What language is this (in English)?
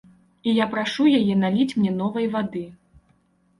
Belarusian